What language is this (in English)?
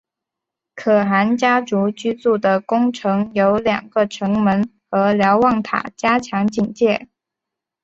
Chinese